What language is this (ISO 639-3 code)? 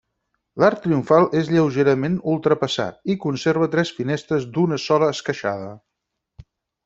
cat